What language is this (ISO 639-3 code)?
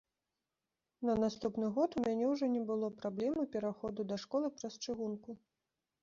bel